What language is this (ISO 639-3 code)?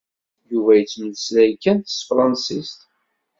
kab